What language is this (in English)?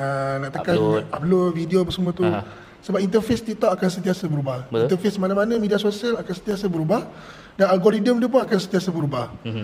Malay